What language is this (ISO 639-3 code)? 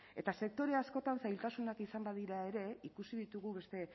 eus